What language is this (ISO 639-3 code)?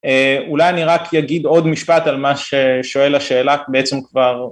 heb